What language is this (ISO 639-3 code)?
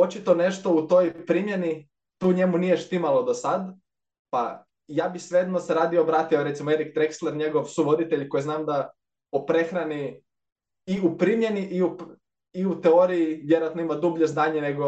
hrv